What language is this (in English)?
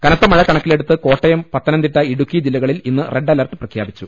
Malayalam